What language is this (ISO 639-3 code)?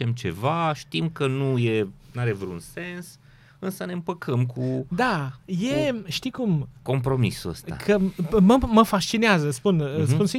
ron